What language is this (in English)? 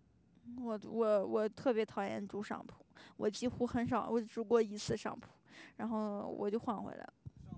Chinese